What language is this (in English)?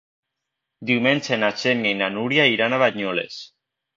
Catalan